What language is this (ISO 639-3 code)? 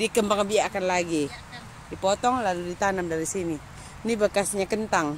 ind